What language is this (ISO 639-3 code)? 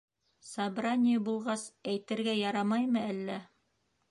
bak